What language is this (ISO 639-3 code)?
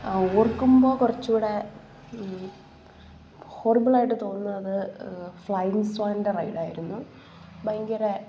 mal